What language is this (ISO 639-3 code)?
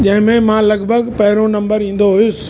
snd